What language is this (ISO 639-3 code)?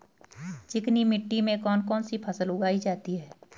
hin